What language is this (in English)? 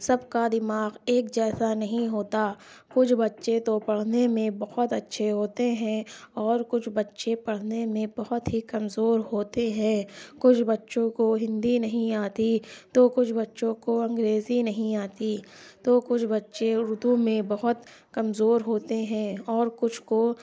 Urdu